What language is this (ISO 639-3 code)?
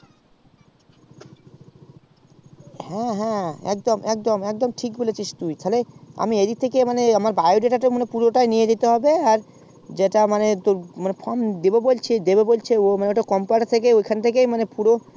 ben